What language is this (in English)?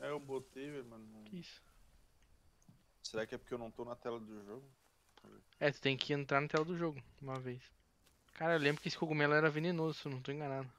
Portuguese